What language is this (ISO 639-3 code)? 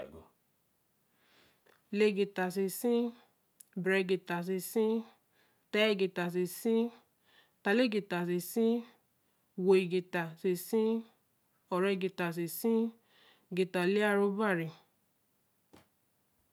elm